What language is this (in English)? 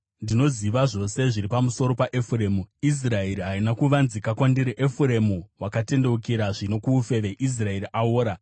Shona